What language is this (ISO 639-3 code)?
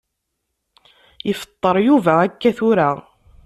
kab